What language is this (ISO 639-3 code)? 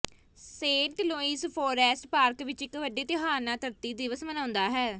pan